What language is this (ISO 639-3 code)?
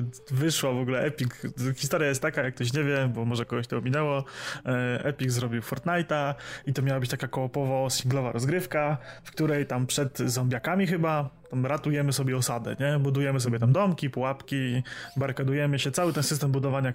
pol